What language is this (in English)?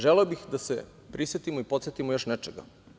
Serbian